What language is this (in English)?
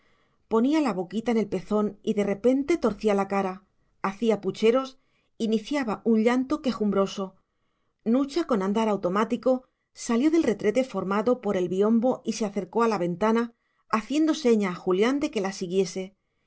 Spanish